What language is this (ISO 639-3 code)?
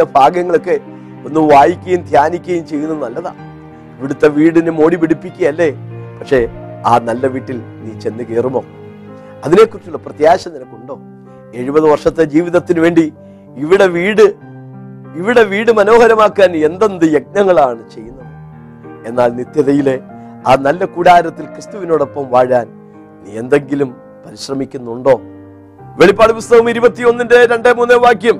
mal